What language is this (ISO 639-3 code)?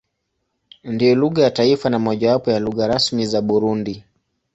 swa